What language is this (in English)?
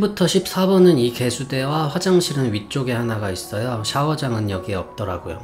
Korean